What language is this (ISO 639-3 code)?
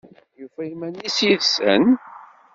kab